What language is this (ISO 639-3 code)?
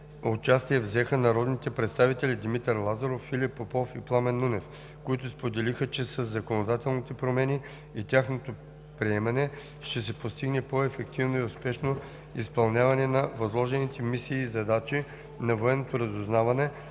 bul